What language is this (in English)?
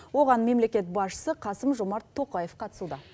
Kazakh